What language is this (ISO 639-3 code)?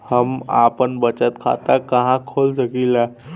bho